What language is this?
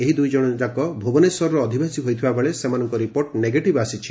Odia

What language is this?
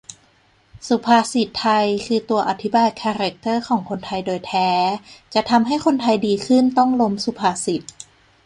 Thai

